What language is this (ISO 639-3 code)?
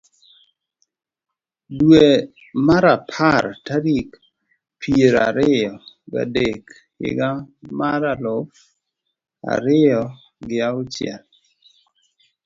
luo